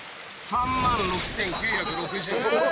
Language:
Japanese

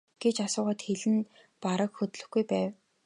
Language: Mongolian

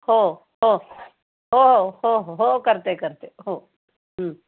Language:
Marathi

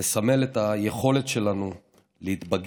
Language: Hebrew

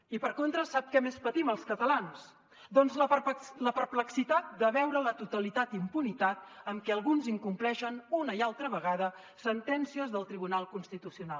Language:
Catalan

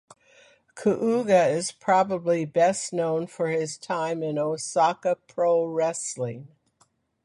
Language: English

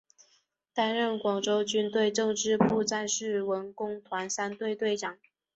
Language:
Chinese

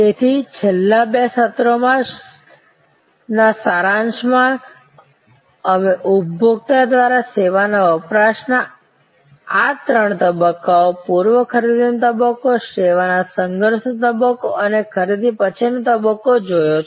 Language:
Gujarati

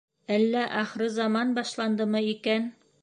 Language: Bashkir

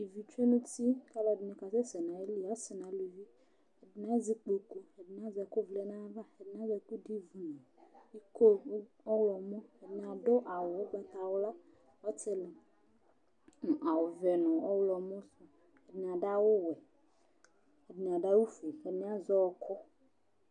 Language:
Ikposo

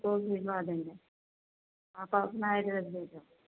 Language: Urdu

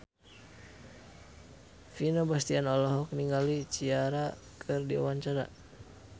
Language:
Sundanese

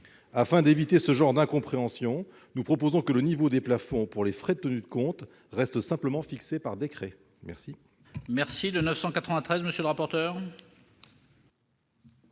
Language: French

